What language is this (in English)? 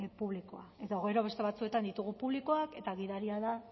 Basque